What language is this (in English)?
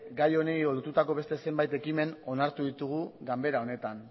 Basque